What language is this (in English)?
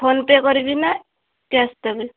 Odia